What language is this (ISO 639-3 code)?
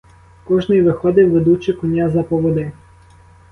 ukr